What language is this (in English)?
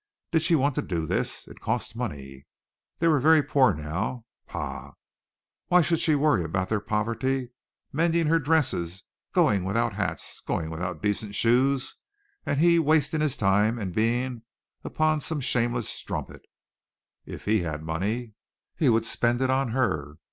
English